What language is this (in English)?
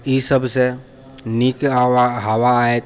Maithili